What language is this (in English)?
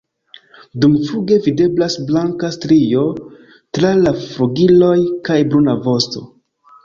Esperanto